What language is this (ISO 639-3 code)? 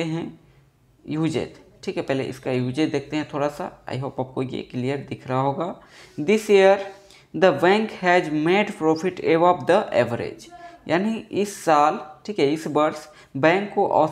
hin